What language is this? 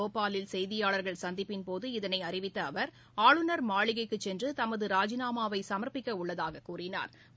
Tamil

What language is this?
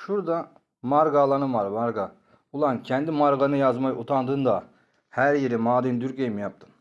Turkish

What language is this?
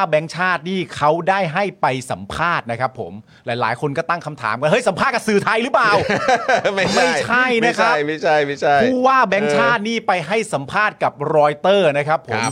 Thai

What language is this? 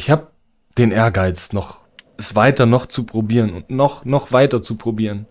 German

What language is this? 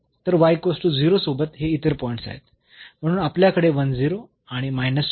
Marathi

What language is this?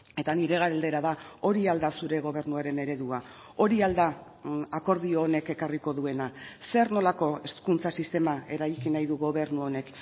Basque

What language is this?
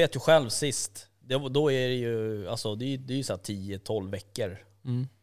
Swedish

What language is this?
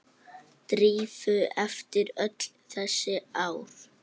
Icelandic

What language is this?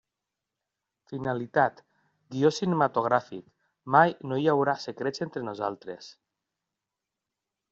Catalan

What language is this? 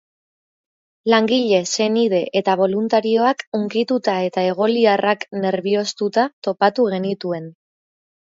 Basque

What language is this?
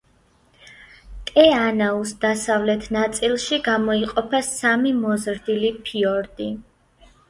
Georgian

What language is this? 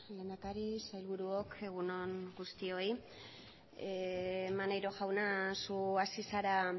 Basque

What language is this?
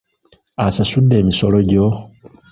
Ganda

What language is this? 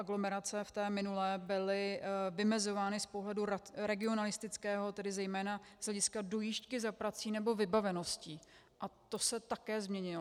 Czech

